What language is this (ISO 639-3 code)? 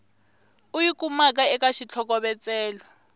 tso